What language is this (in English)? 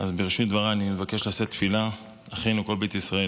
Hebrew